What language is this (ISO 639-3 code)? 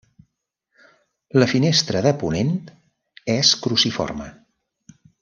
cat